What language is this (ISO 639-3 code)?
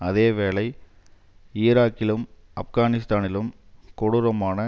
tam